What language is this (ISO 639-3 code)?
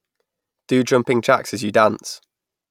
eng